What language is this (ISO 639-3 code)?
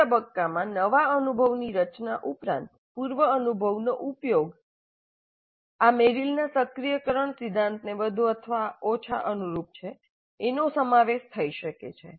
guj